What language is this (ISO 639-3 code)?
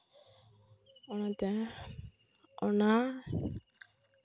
sat